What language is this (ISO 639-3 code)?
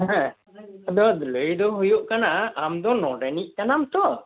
sat